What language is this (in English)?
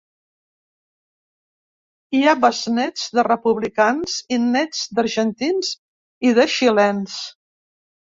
Catalan